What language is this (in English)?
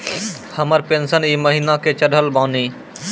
Maithili